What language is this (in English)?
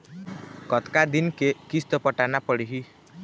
Chhattisgarhi